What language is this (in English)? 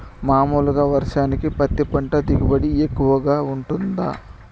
Telugu